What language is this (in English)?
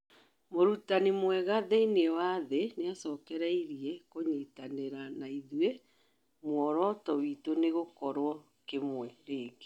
Kikuyu